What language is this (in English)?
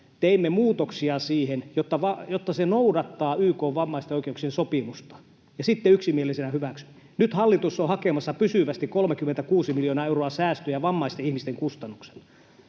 Finnish